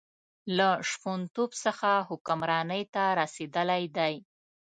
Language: Pashto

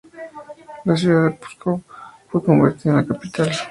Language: Spanish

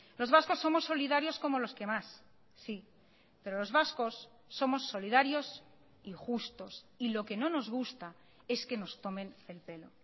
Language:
Spanish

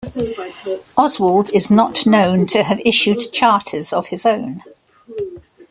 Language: English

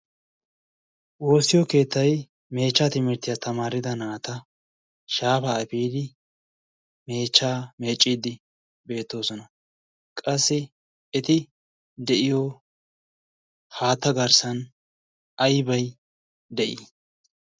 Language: Wolaytta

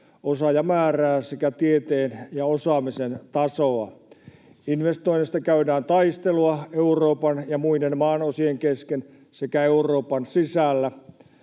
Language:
Finnish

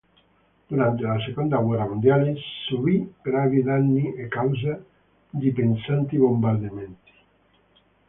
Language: Italian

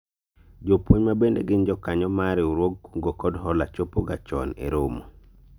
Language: Luo (Kenya and Tanzania)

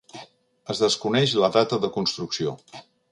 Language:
Catalan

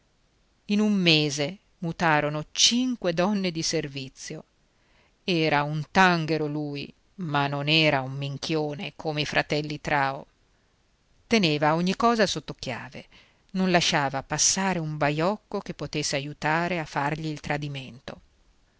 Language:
Italian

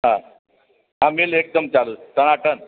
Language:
Gujarati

